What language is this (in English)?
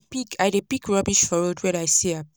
Nigerian Pidgin